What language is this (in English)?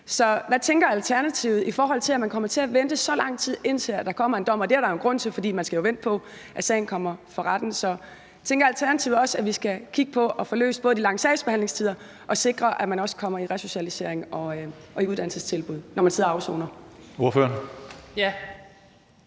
Danish